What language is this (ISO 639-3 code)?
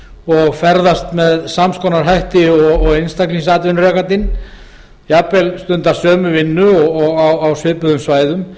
isl